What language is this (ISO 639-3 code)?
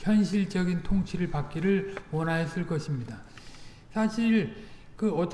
kor